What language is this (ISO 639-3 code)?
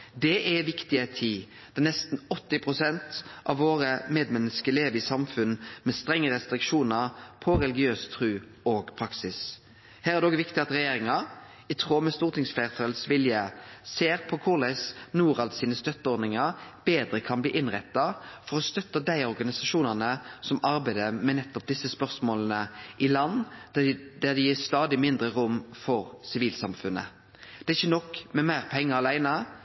nno